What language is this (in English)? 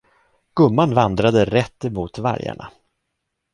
Swedish